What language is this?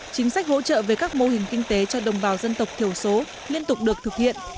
Vietnamese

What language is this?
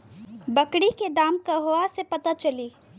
Bhojpuri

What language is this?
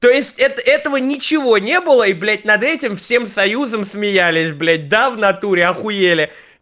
Russian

